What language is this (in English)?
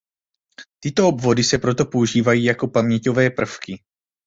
Czech